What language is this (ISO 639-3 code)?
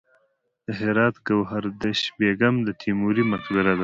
pus